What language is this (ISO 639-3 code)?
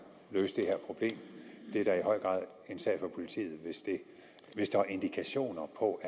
dan